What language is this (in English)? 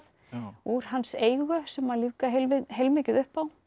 Icelandic